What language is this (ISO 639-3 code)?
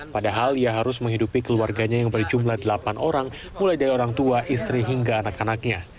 ind